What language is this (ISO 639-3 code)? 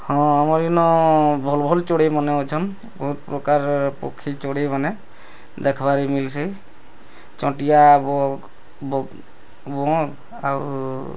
ori